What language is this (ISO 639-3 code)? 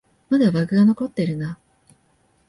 jpn